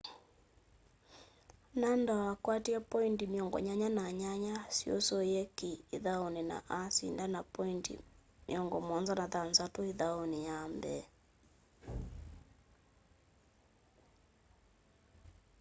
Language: Kamba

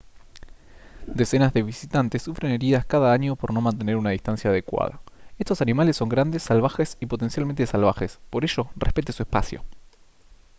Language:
Spanish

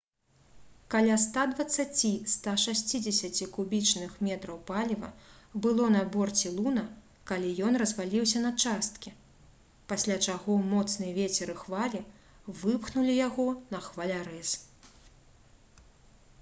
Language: Belarusian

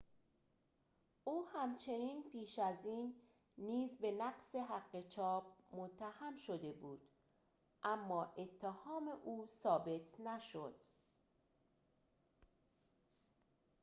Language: Persian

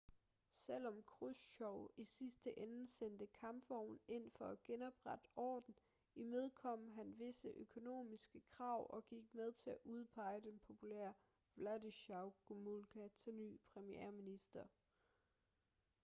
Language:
Danish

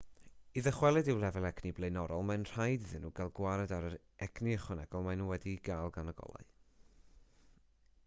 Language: Welsh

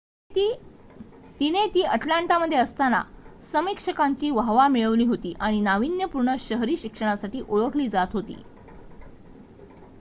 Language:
Marathi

